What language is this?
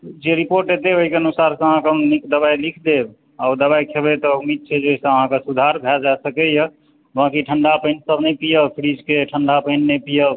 Maithili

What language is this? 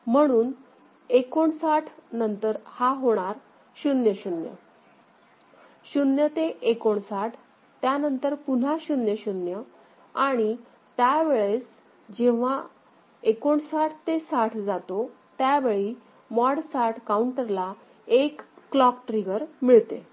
Marathi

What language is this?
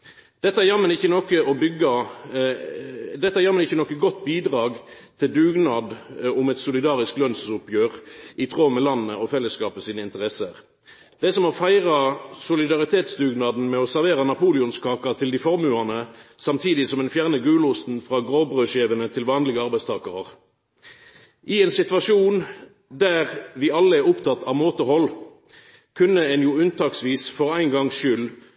Norwegian Nynorsk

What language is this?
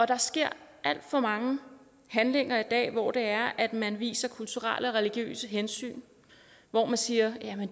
Danish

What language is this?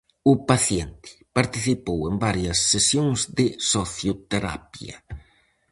Galician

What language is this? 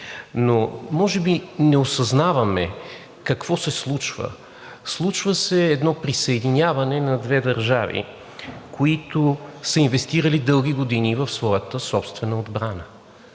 Bulgarian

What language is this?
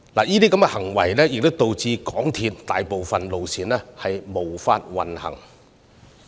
Cantonese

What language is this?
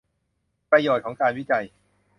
Thai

